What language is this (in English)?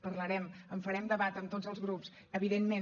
Catalan